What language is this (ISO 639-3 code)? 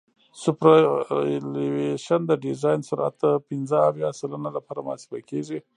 pus